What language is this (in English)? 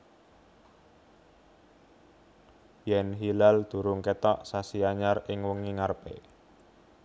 Javanese